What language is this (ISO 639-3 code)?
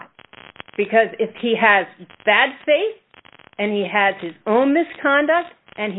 eng